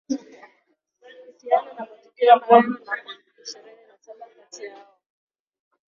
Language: Swahili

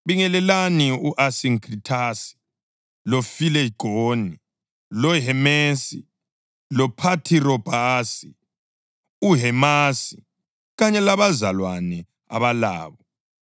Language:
North Ndebele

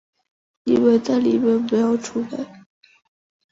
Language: Chinese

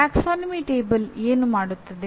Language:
Kannada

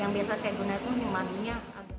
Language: Indonesian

